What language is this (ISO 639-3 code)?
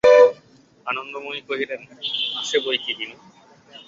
ben